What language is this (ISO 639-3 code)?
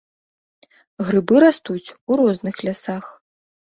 bel